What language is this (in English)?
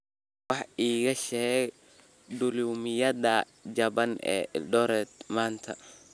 Somali